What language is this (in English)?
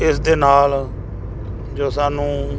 Punjabi